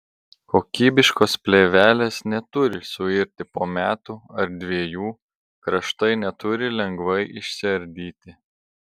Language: Lithuanian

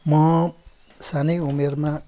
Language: Nepali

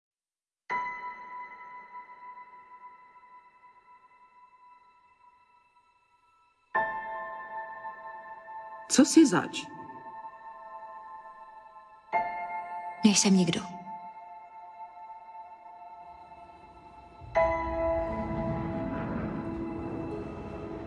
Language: Czech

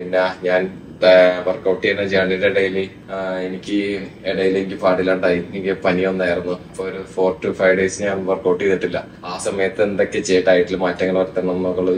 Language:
Malayalam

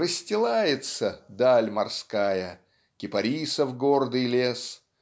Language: Russian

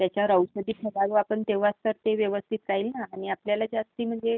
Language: Marathi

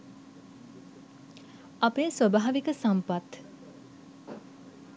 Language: Sinhala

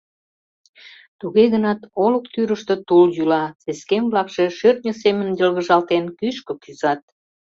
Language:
Mari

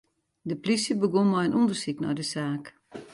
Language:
Western Frisian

